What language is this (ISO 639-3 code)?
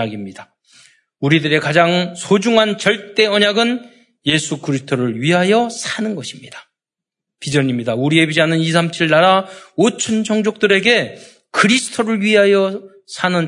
kor